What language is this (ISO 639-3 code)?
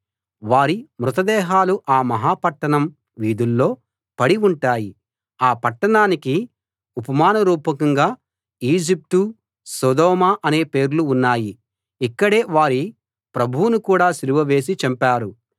tel